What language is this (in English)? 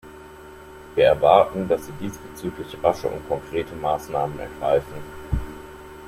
German